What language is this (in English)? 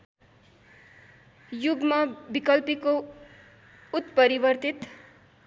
Nepali